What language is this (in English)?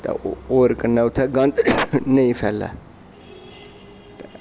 Dogri